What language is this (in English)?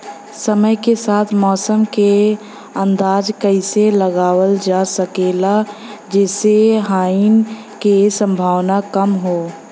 Bhojpuri